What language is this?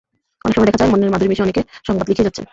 Bangla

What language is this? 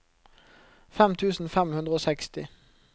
Norwegian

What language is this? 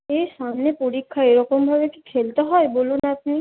Bangla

